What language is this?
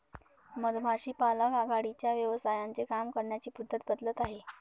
Marathi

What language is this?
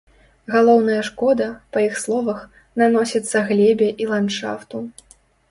Belarusian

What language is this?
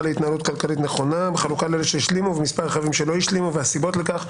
Hebrew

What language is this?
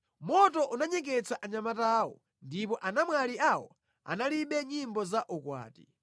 Nyanja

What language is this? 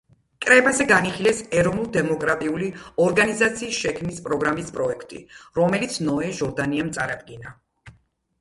Georgian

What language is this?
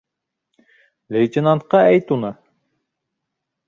Bashkir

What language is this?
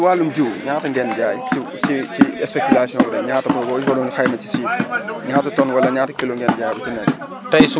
Wolof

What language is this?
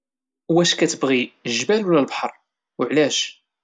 Moroccan Arabic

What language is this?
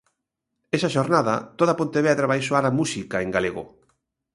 Galician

